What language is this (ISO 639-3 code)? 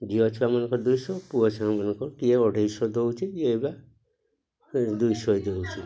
ori